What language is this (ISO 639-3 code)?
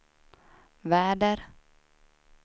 swe